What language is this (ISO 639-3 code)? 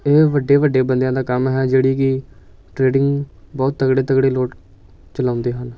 pan